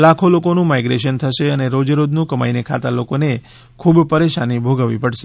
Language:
Gujarati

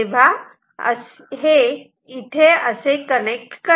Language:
Marathi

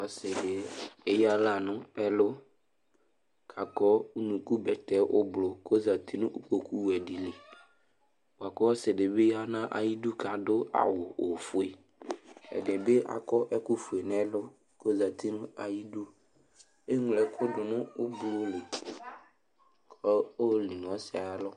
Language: Ikposo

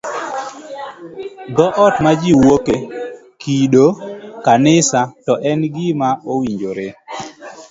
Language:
Luo (Kenya and Tanzania)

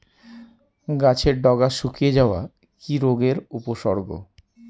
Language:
Bangla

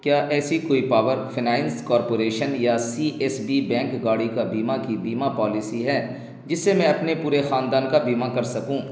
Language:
Urdu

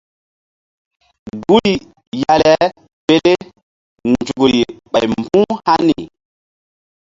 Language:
Mbum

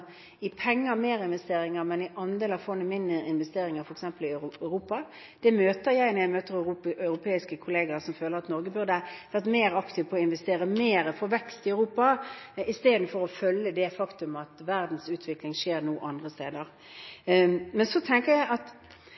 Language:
Norwegian Bokmål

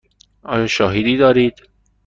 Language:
Persian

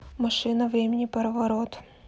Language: Russian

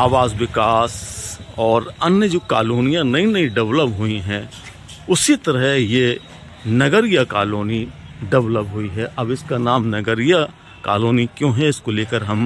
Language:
Hindi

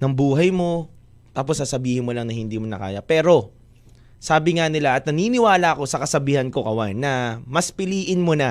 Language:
Filipino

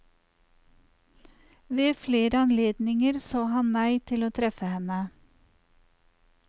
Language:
Norwegian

